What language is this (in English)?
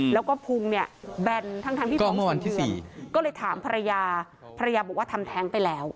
Thai